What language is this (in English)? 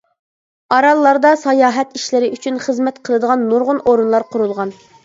Uyghur